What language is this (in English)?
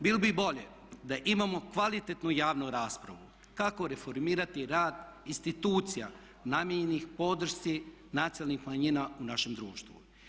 Croatian